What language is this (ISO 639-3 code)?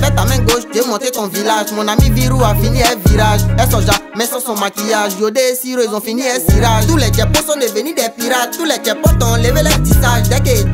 fra